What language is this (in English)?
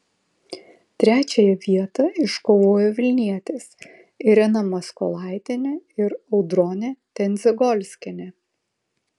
Lithuanian